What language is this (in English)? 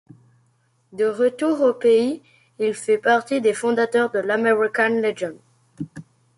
French